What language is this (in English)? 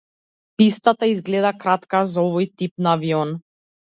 Macedonian